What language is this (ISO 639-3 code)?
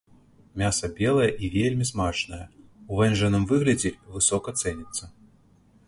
bel